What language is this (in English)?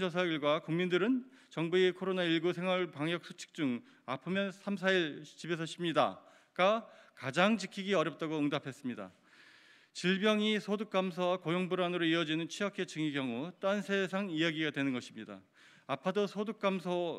Korean